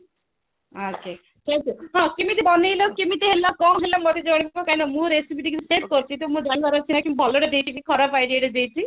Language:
Odia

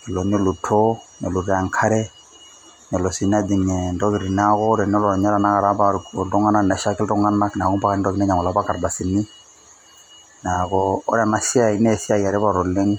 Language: Masai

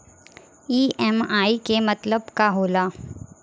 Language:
Bhojpuri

